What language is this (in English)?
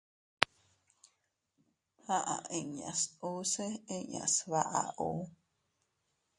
Teutila Cuicatec